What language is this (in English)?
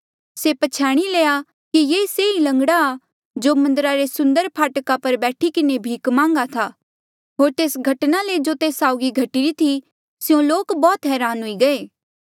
Mandeali